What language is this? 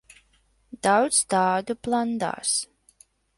Latvian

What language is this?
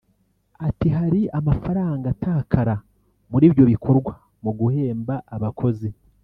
Kinyarwanda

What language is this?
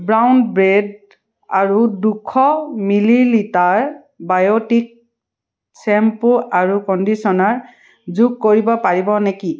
Assamese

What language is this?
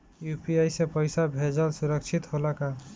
Bhojpuri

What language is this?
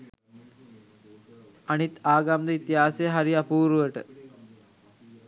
Sinhala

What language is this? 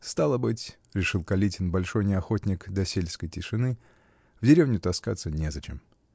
Russian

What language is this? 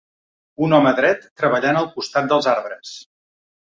Catalan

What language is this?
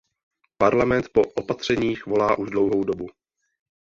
Czech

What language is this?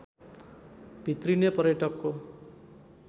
Nepali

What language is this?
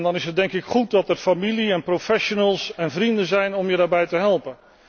Dutch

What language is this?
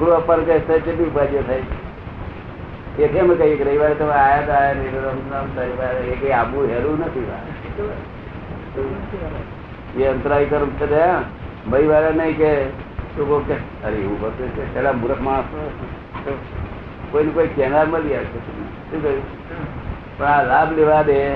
Gujarati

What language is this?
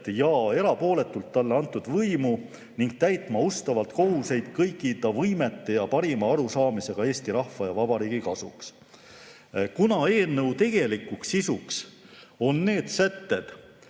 Estonian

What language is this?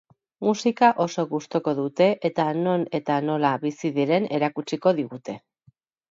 Basque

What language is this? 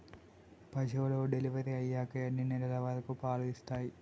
Telugu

